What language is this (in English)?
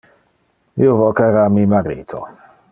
Interlingua